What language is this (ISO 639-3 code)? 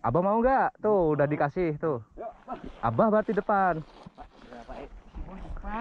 ind